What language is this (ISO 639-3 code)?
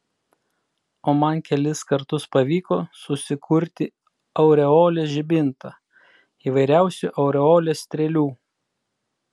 lit